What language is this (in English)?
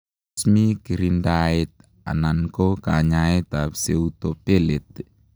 Kalenjin